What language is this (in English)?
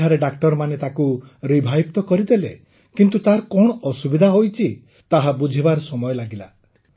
Odia